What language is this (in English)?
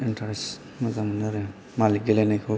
Bodo